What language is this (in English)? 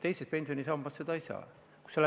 Estonian